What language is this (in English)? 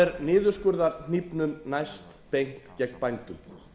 Icelandic